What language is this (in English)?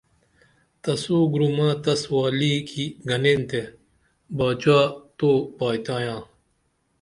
Dameli